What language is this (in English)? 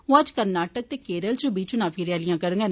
Dogri